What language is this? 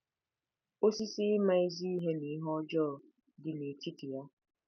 Igbo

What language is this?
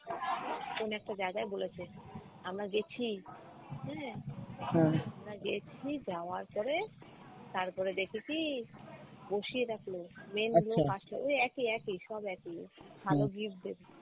Bangla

